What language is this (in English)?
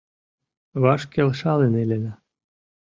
Mari